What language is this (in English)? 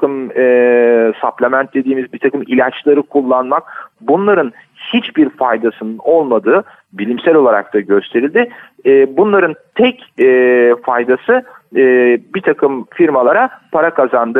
Turkish